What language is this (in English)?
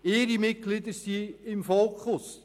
Swiss German